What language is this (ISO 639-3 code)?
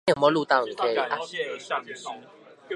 zho